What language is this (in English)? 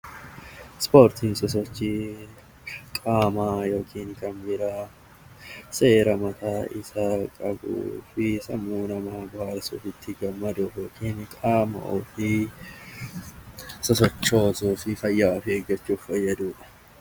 Oromo